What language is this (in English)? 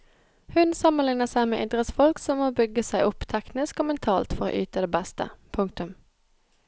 Norwegian